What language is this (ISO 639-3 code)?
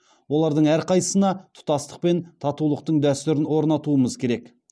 kaz